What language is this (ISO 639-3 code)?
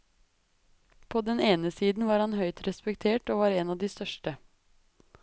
nor